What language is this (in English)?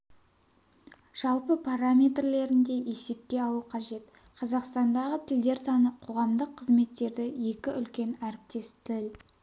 Kazakh